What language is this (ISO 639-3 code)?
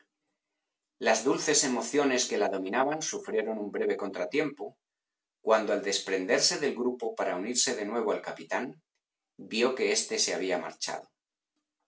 spa